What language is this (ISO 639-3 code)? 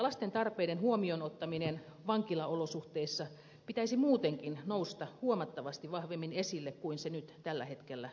fin